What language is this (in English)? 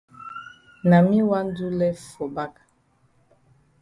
Cameroon Pidgin